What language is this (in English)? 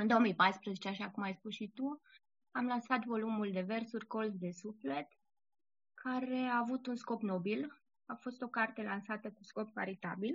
Romanian